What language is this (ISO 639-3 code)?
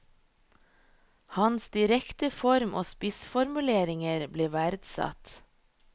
nor